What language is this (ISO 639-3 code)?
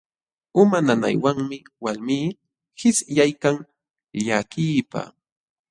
qxw